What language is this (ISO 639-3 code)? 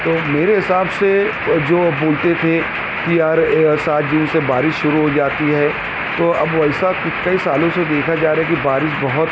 urd